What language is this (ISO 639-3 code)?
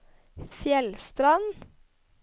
nor